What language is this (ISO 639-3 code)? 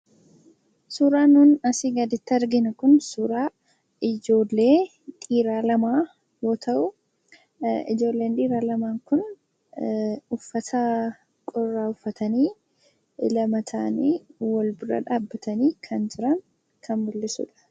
orm